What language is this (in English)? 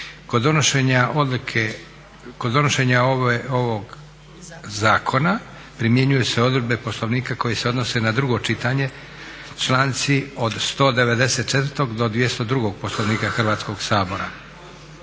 Croatian